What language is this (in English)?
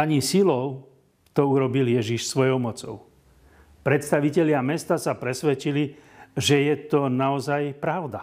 Slovak